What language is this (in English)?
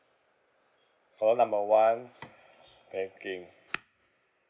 English